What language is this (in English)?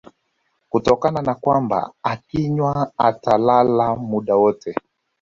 Swahili